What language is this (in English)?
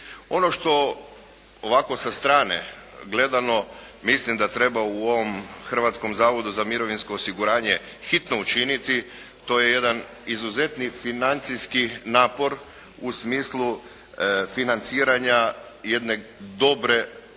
Croatian